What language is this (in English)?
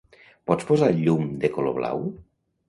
Catalan